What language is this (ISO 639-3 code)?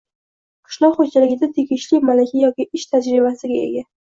uzb